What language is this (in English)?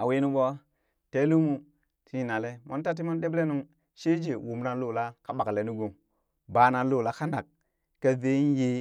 Burak